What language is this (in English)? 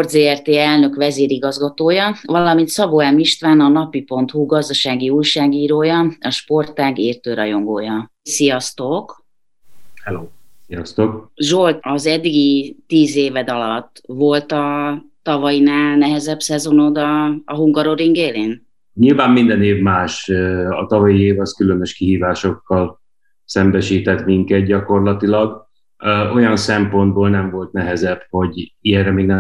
Hungarian